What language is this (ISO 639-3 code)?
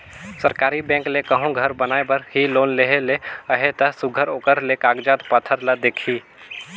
hne